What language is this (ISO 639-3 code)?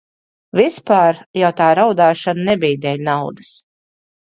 lav